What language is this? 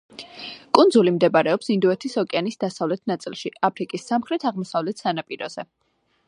Georgian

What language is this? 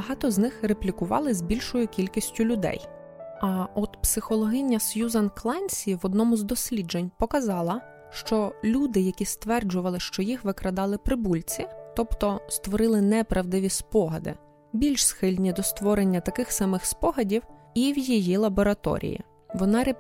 Ukrainian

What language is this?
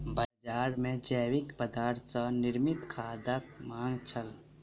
Maithili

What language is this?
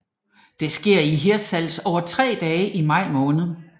Danish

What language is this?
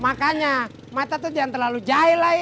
Indonesian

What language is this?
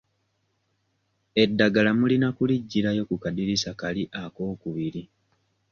Ganda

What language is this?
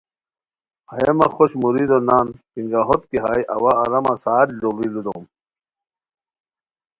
Khowar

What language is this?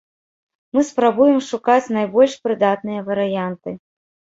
Belarusian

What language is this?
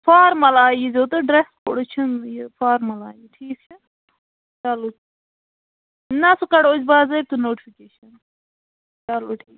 Kashmiri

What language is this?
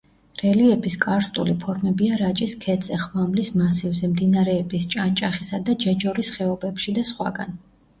Georgian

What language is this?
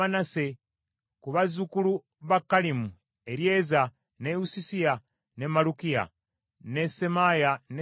Ganda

